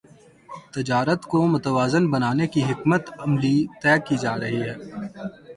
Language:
Urdu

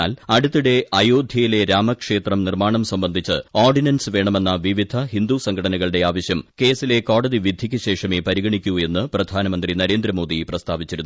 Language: Malayalam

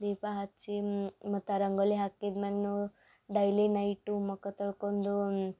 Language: Kannada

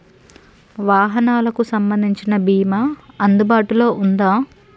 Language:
Telugu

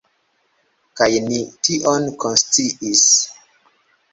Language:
Esperanto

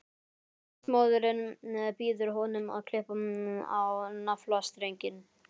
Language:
Icelandic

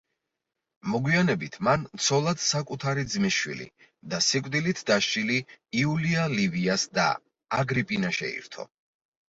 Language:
Georgian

